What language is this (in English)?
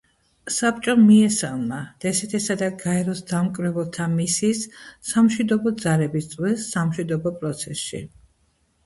Georgian